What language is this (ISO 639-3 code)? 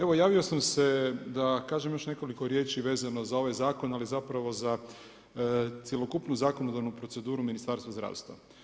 hrv